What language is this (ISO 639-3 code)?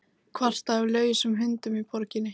isl